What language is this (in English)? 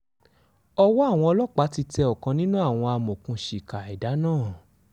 Yoruba